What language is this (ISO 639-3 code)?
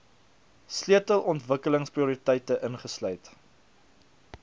afr